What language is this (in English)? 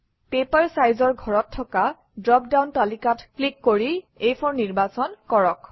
Assamese